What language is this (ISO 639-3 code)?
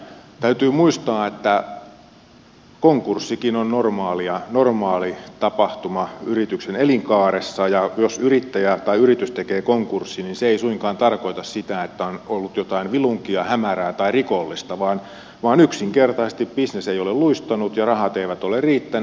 fin